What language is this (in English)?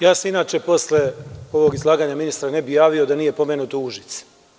Serbian